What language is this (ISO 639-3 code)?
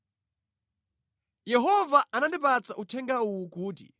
nya